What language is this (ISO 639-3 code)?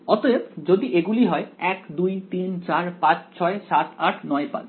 ben